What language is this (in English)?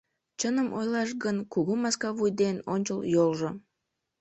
Mari